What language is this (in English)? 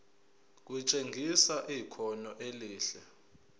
Zulu